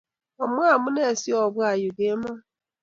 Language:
Kalenjin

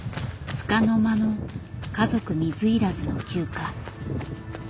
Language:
Japanese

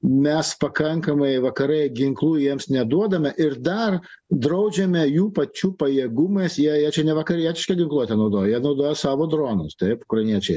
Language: Lithuanian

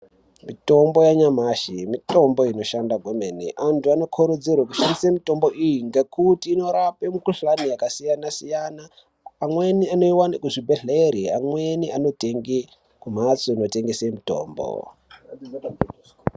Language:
Ndau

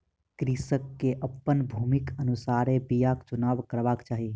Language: Maithili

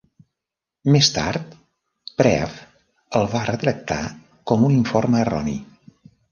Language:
Catalan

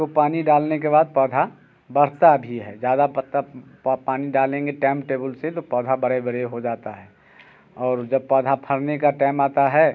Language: Hindi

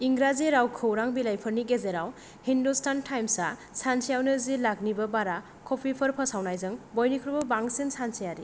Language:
Bodo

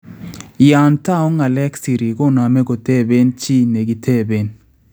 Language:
Kalenjin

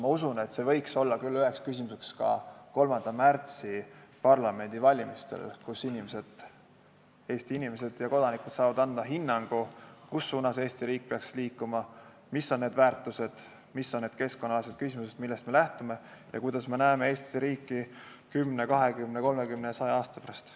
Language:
Estonian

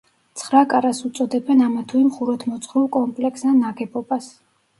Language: Georgian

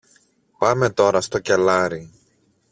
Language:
Greek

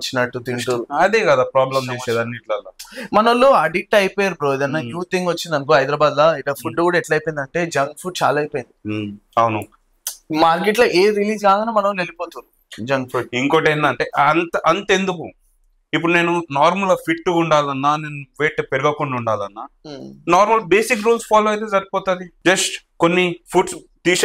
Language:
Telugu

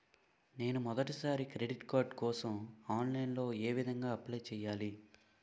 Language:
Telugu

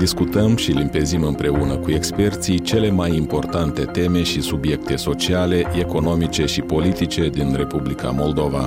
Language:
Romanian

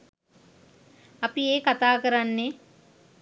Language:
Sinhala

